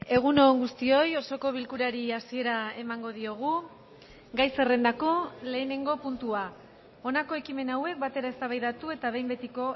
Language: Basque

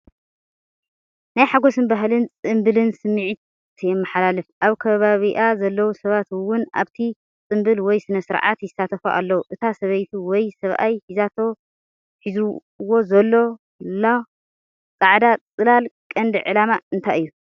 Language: Tigrinya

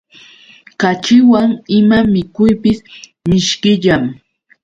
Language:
Yauyos Quechua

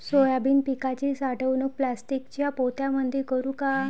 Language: Marathi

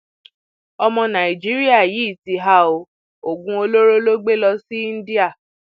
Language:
Yoruba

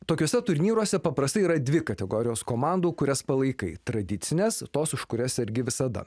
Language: Lithuanian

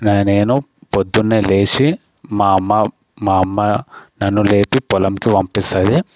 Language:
Telugu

